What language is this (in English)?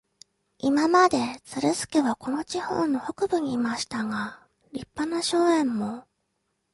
Japanese